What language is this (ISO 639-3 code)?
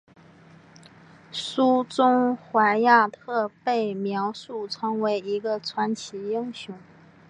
zho